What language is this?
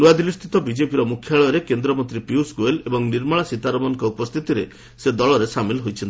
Odia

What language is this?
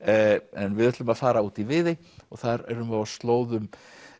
Icelandic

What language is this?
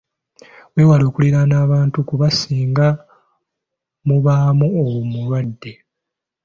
Ganda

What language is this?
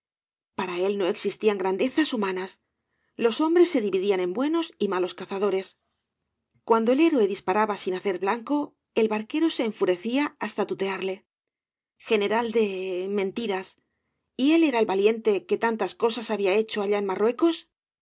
Spanish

